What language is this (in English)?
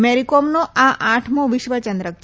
Gujarati